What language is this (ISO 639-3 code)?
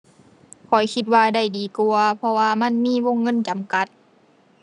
tha